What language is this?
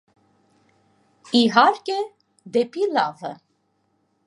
Armenian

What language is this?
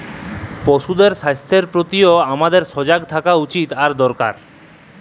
Bangla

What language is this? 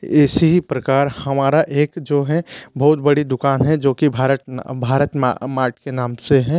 Hindi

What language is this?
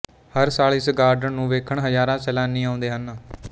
Punjabi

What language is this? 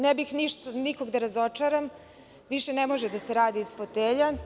Serbian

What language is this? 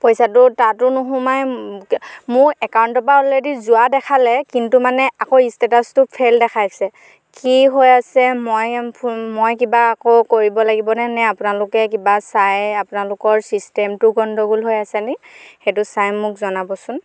Assamese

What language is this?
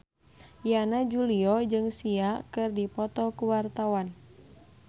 Sundanese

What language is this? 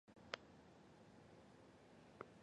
Chinese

